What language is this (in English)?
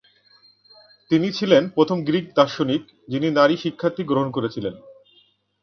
Bangla